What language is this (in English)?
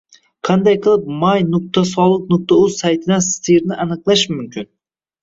Uzbek